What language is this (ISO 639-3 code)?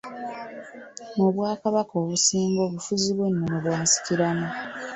lug